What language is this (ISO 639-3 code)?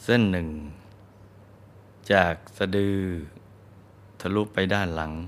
tha